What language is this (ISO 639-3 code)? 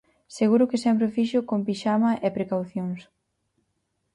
glg